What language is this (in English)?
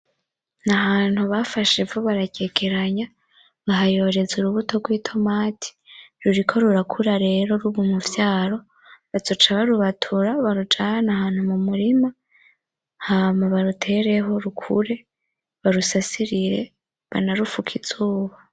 Rundi